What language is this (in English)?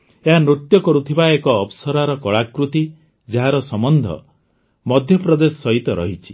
Odia